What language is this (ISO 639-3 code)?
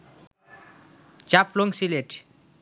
ben